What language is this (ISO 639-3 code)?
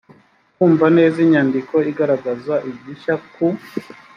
kin